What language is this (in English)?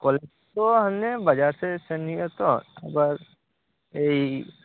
Santali